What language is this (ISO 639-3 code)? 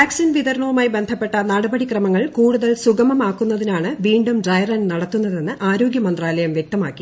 mal